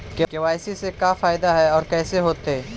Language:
Magahi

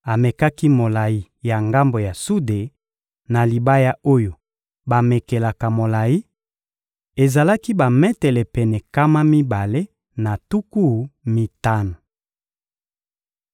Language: Lingala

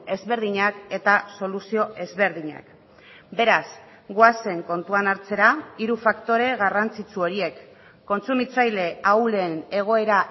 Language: Basque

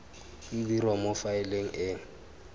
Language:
Tswana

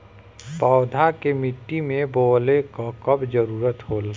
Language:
Bhojpuri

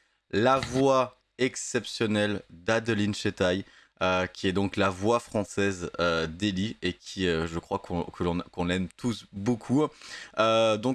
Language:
French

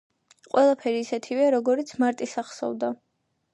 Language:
Georgian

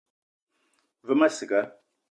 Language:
Eton (Cameroon)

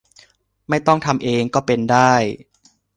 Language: Thai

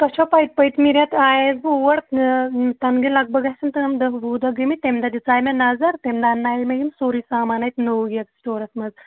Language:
Kashmiri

